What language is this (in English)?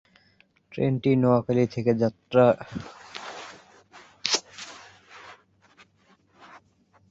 Bangla